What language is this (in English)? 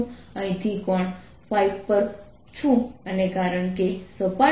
Gujarati